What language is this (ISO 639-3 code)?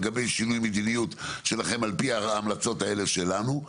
heb